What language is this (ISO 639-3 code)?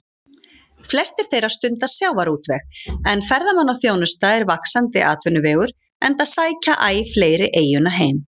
isl